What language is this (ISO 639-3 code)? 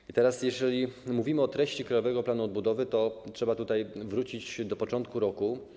pol